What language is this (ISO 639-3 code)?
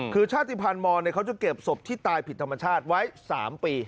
tha